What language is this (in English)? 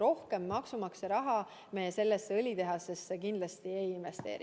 Estonian